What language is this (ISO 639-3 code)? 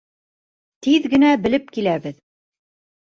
bak